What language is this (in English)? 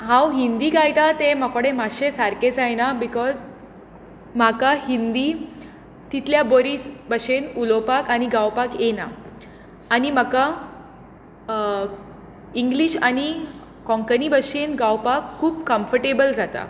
Konkani